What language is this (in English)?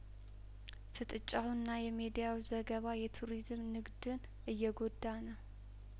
Amharic